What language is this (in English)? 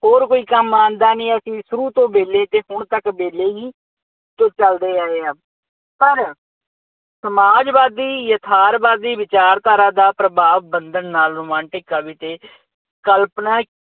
Punjabi